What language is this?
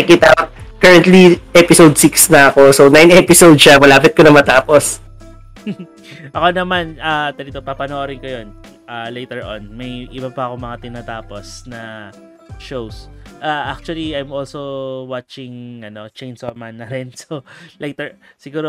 Filipino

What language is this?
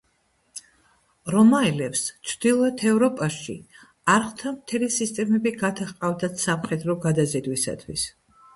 Georgian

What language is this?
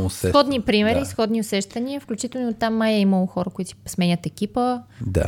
Bulgarian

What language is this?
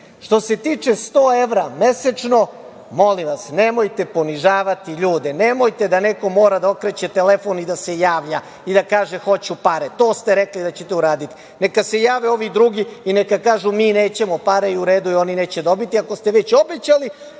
Serbian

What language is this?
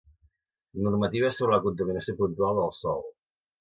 Catalan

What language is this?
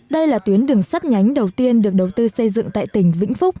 Vietnamese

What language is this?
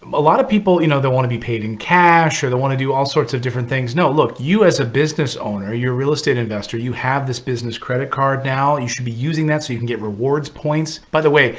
English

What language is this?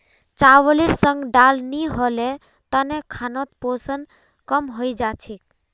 Magahi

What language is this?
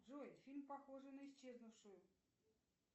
Russian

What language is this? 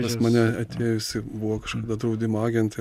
Lithuanian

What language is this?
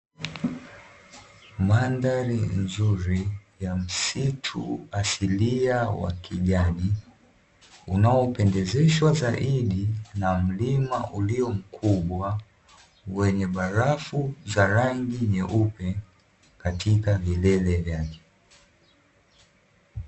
Swahili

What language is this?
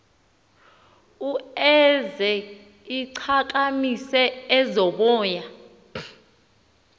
Xhosa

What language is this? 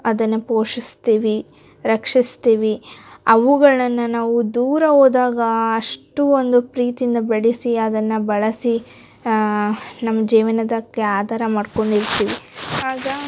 Kannada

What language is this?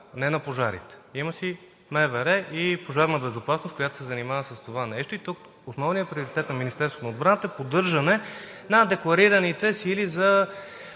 Bulgarian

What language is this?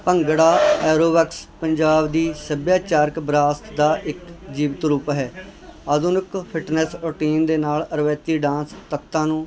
Punjabi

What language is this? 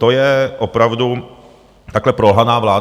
Czech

